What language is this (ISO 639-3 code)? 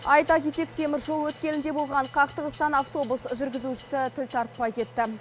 kaz